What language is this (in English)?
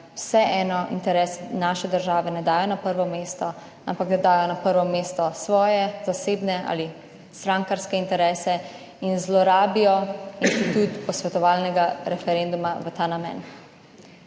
Slovenian